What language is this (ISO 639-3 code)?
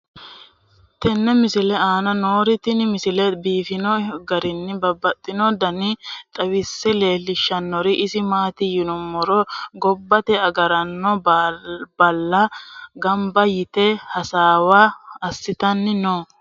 sid